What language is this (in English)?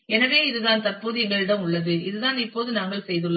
Tamil